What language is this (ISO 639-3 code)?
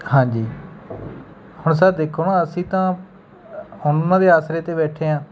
pan